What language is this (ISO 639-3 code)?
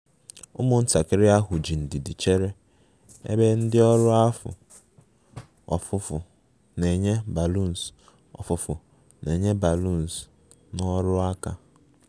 ibo